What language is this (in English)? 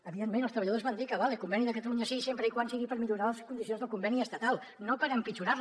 Catalan